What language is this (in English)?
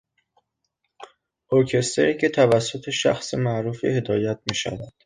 Persian